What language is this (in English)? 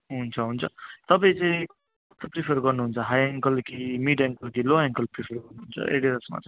Nepali